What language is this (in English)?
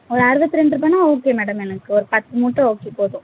Tamil